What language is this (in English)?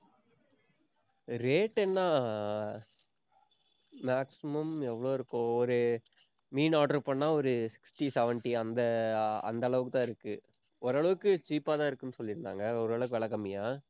Tamil